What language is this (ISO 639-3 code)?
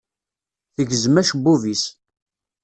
kab